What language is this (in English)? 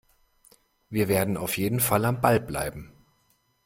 German